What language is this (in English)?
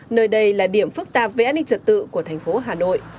Vietnamese